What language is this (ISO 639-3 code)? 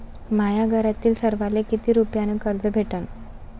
mar